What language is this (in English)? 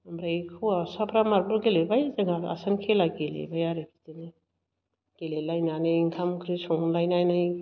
Bodo